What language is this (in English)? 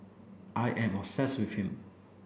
English